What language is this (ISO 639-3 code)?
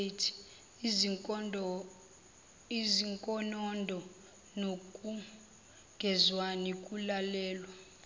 zul